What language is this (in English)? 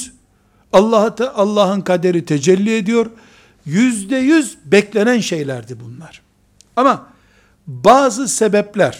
Turkish